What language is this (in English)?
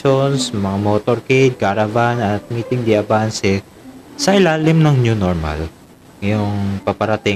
Filipino